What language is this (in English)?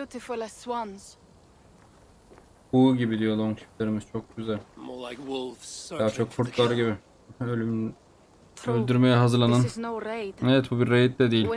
Turkish